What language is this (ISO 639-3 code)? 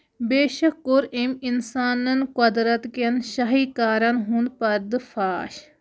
kas